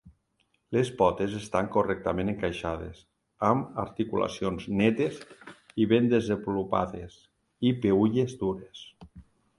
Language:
Catalan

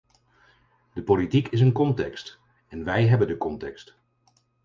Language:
Dutch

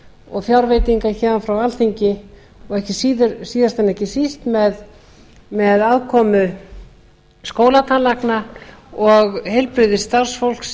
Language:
Icelandic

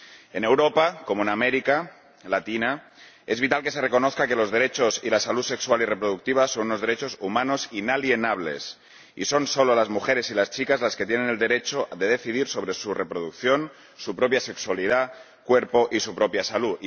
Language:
Spanish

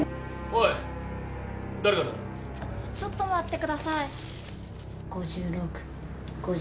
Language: Japanese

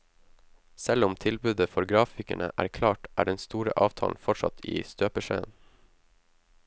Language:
Norwegian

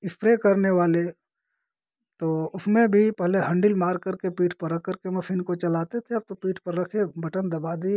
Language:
Hindi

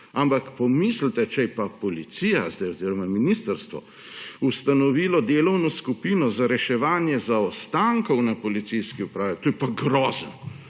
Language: Slovenian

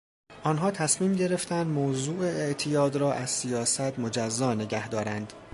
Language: Persian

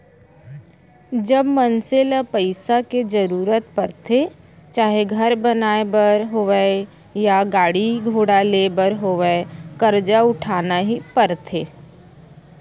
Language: Chhattisgarhi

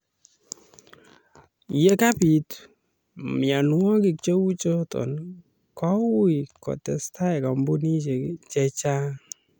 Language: Kalenjin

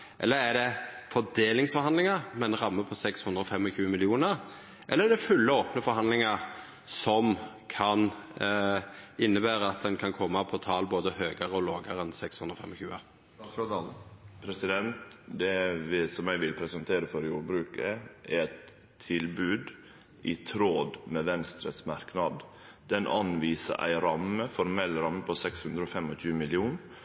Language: Norwegian Nynorsk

